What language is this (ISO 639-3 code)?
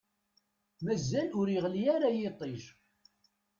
kab